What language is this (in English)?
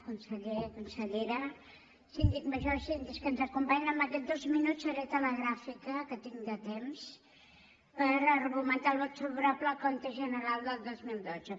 Catalan